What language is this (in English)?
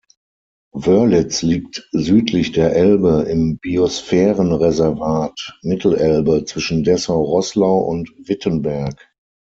German